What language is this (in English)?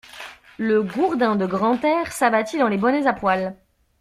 French